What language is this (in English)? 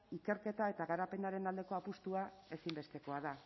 Basque